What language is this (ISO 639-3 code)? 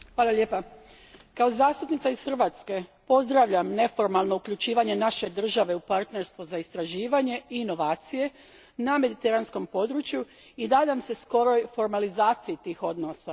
hrv